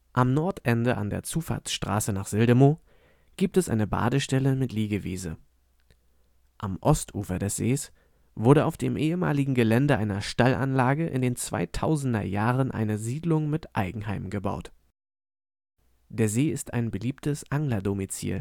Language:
German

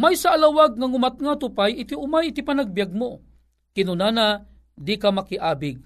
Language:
Filipino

